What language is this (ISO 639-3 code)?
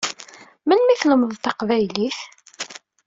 kab